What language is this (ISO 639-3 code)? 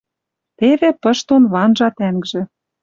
mrj